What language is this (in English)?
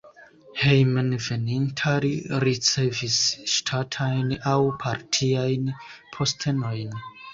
Esperanto